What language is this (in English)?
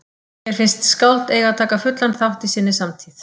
Icelandic